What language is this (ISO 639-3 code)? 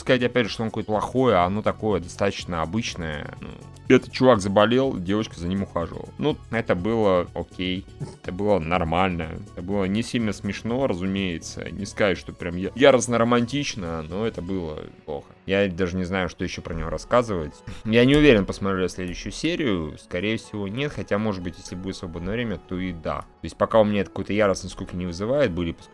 rus